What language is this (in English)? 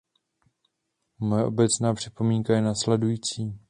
Czech